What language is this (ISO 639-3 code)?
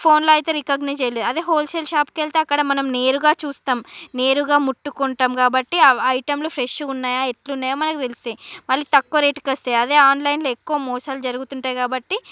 tel